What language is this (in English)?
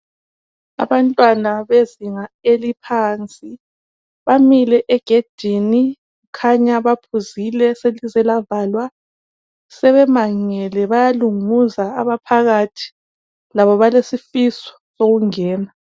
North Ndebele